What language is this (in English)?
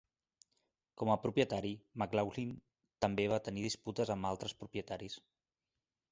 Catalan